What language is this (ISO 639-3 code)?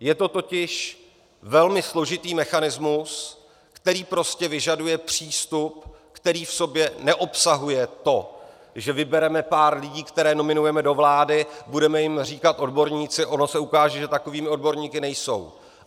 ces